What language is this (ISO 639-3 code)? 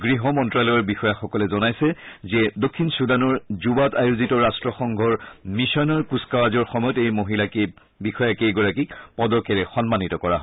asm